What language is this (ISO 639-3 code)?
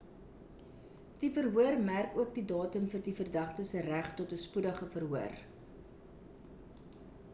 afr